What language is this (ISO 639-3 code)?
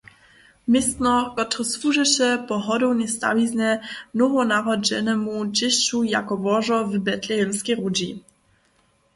hsb